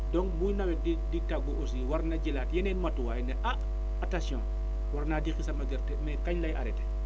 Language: Wolof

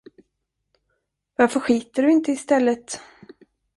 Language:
Swedish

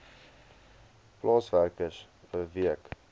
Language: Afrikaans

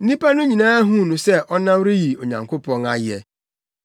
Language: Akan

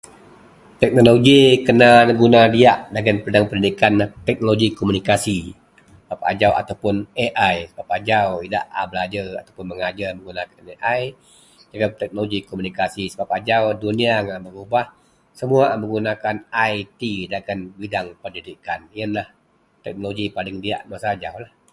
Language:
Central Melanau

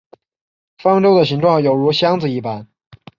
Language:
Chinese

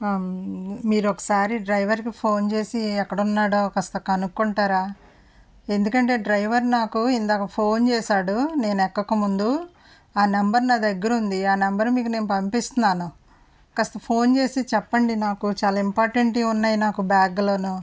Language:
Telugu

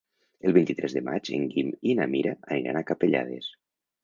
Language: Catalan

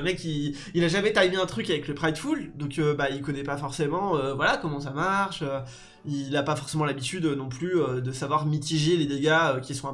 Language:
French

